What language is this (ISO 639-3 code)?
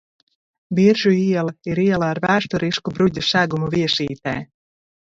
lav